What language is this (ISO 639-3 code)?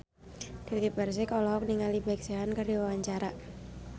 sun